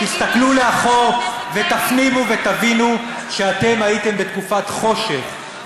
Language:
Hebrew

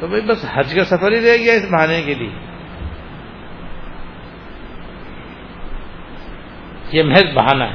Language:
Urdu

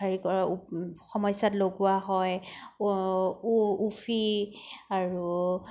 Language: Assamese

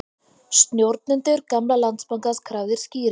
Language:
Icelandic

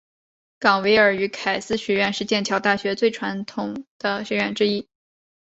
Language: Chinese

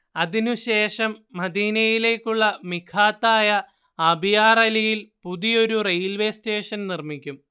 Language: Malayalam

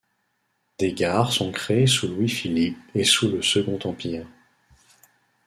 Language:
French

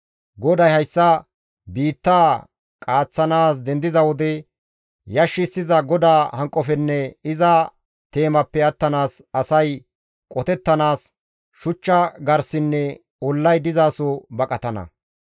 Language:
Gamo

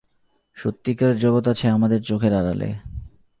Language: Bangla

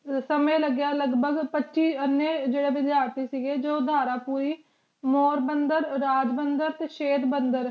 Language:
Punjabi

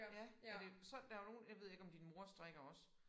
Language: Danish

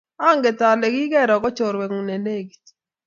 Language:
Kalenjin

